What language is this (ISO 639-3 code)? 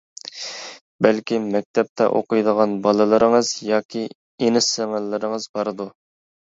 uig